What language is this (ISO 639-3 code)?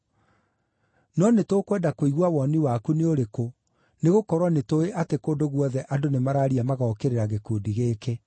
kik